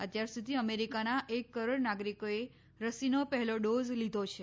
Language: Gujarati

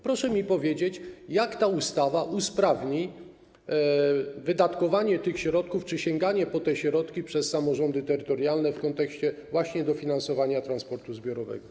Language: Polish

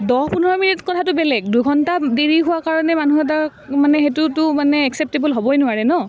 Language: Assamese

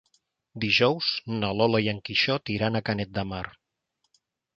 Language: Catalan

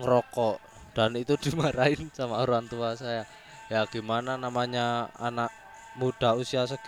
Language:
Indonesian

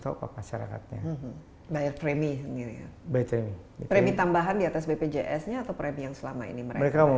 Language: Indonesian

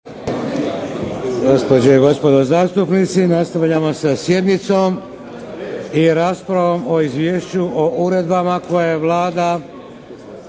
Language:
Croatian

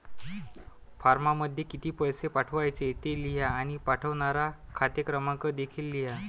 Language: Marathi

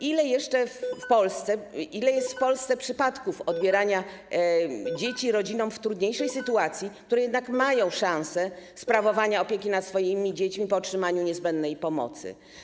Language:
Polish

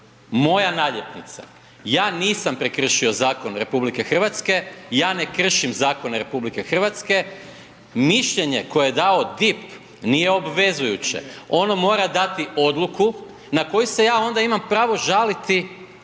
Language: Croatian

